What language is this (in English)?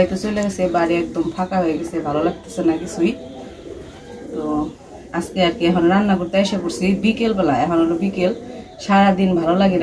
Arabic